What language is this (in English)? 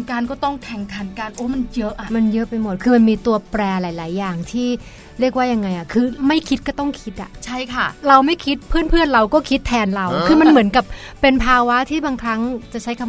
Thai